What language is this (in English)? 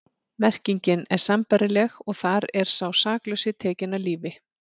Icelandic